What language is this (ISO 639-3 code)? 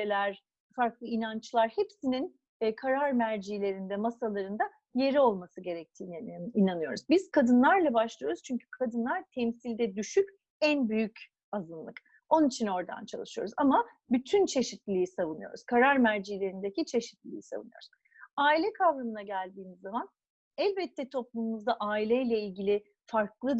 tur